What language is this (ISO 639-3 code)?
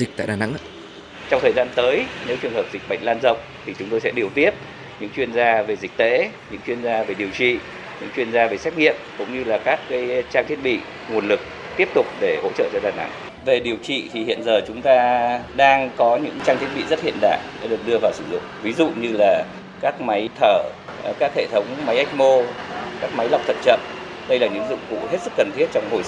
vie